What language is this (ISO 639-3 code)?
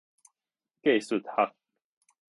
nan